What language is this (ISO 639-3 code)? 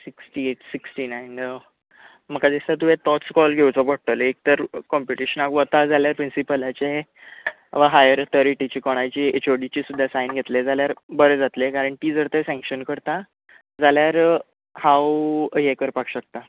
kok